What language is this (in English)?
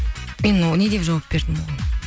Kazakh